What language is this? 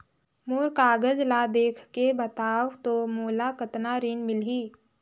Chhattisgarhi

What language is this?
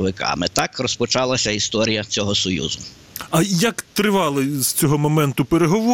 Ukrainian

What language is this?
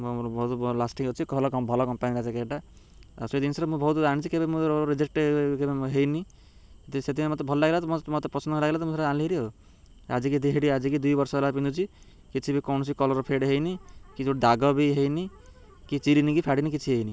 Odia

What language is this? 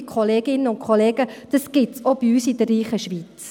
Swiss German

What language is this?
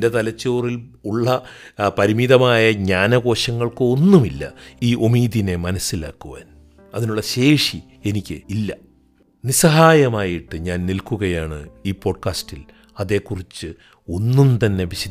Malayalam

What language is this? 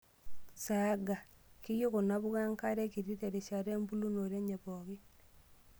Masai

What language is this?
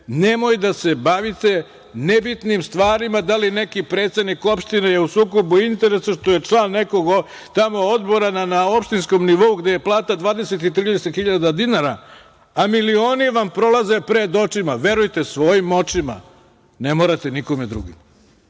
Serbian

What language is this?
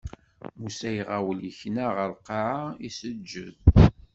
Kabyle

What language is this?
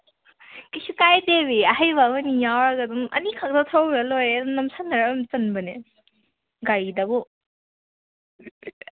Manipuri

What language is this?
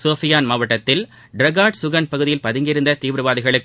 Tamil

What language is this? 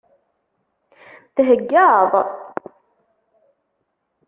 Kabyle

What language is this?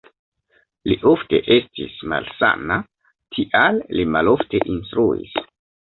Esperanto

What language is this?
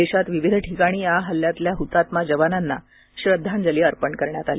Marathi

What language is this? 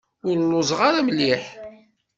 Kabyle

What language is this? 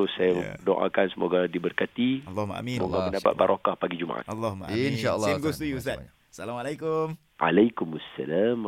Malay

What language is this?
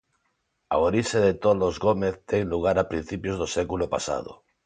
Galician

